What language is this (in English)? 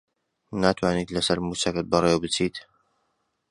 Central Kurdish